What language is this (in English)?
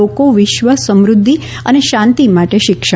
Gujarati